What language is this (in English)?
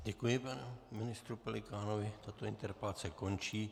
Czech